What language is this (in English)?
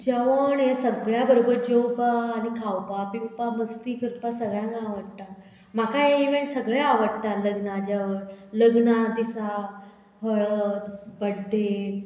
Konkani